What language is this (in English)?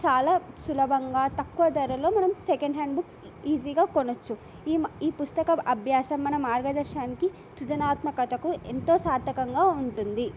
Telugu